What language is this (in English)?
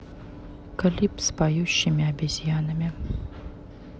Russian